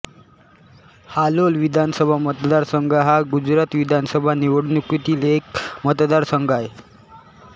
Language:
Marathi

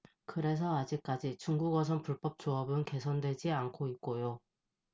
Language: Korean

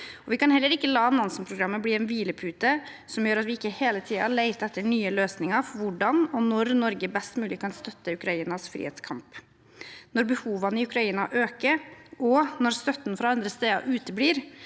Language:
Norwegian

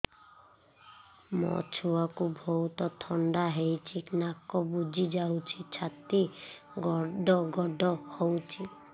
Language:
Odia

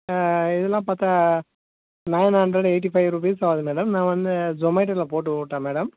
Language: Tamil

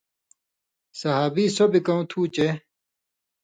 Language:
Indus Kohistani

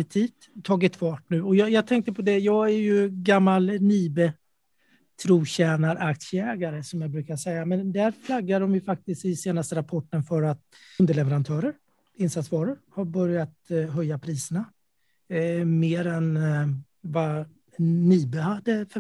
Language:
Swedish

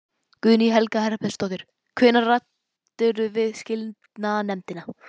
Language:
Icelandic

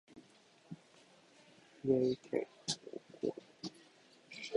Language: Japanese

